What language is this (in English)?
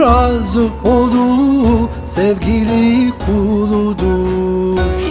Turkish